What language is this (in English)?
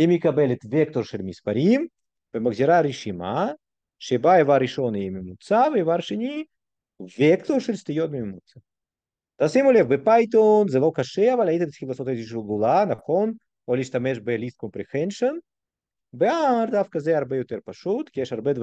Hebrew